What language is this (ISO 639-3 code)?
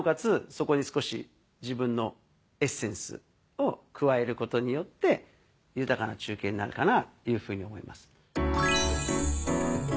jpn